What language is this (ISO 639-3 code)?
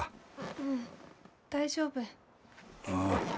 jpn